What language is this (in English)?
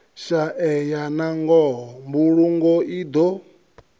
Venda